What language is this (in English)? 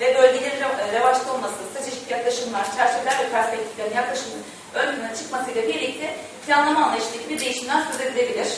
Turkish